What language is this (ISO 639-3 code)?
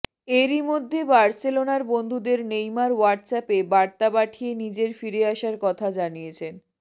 ben